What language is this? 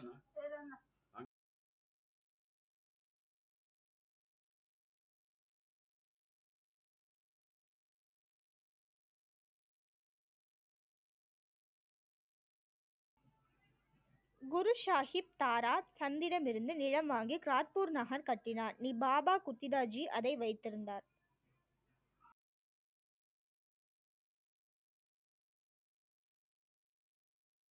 Tamil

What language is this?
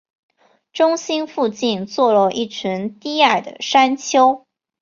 Chinese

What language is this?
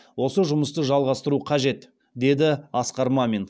Kazakh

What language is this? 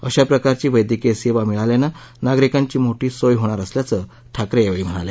Marathi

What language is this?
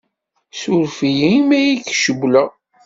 Kabyle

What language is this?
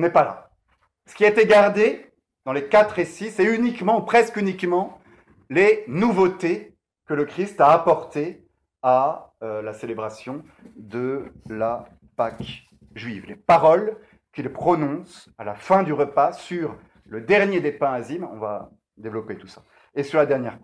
French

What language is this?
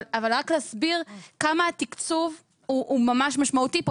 Hebrew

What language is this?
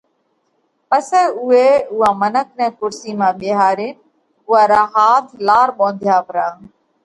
Parkari Koli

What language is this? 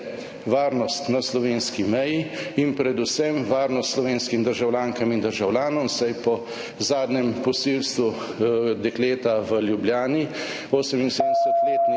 Slovenian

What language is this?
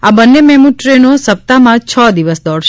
Gujarati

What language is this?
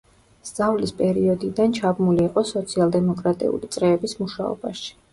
Georgian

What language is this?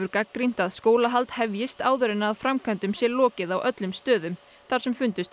Icelandic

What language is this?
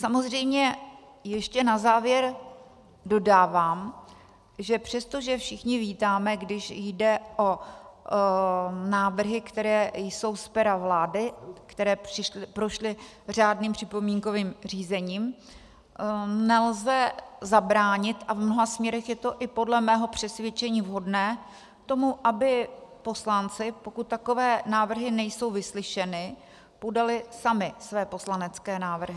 Czech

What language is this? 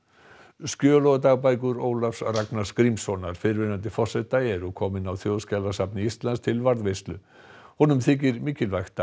Icelandic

